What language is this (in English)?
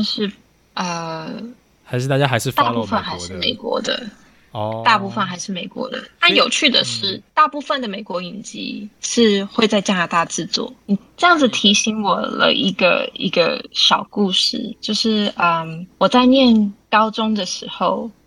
Chinese